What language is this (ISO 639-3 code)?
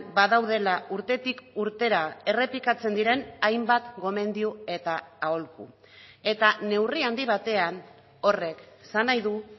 eus